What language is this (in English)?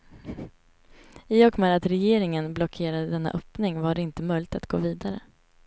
Swedish